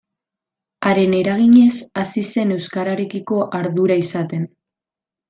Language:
Basque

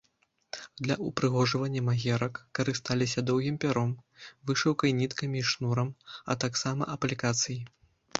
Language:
Belarusian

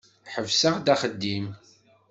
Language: Kabyle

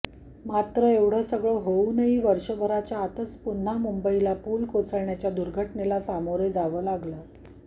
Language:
Marathi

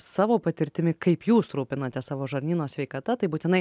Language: Lithuanian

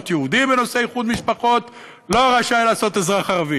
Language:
Hebrew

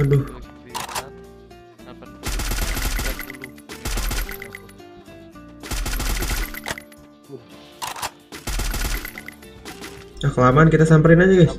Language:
Indonesian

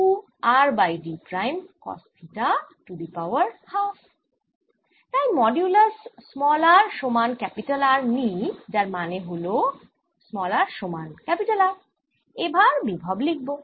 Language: Bangla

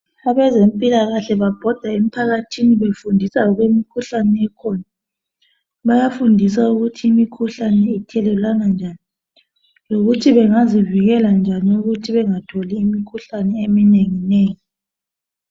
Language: North Ndebele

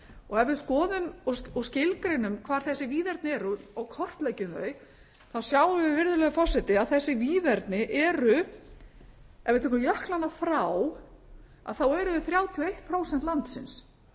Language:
Icelandic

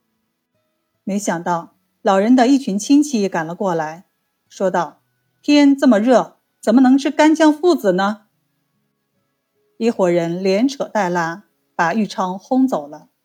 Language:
Chinese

